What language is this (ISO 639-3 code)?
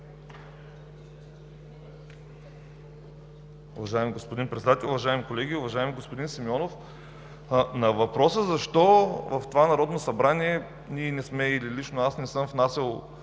bul